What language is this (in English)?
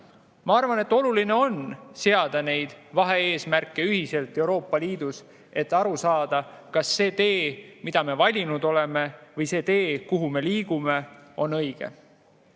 Estonian